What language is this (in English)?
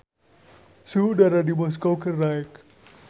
Sundanese